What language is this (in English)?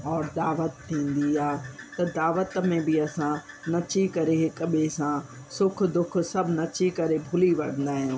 Sindhi